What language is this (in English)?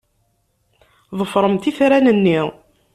Kabyle